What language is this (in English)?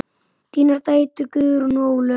Icelandic